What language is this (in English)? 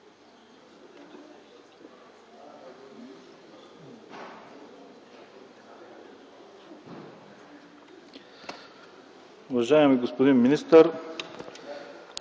Bulgarian